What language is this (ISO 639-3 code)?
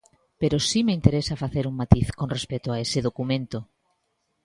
glg